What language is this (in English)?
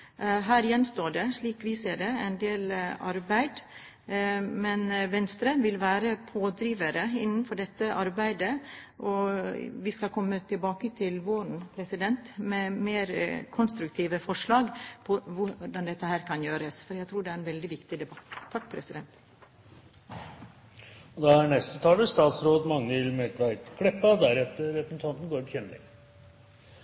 Norwegian